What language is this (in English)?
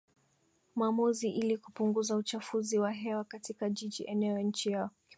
Swahili